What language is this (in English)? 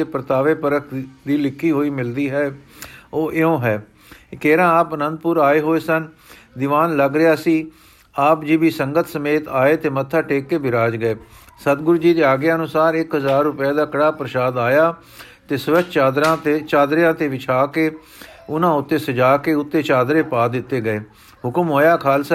Punjabi